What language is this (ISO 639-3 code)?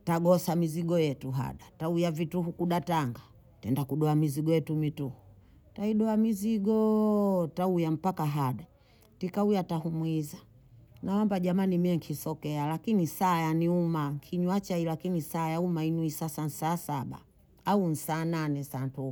bou